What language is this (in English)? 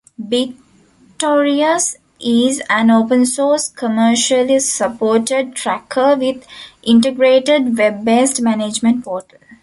English